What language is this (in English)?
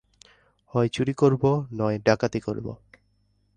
Bangla